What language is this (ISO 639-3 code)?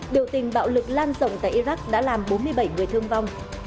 vie